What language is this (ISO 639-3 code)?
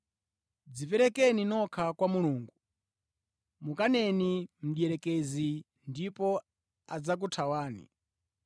nya